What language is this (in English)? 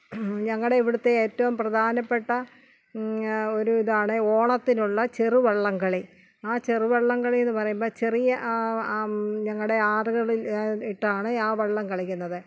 Malayalam